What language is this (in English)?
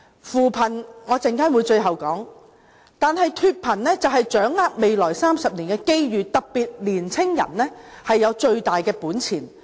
Cantonese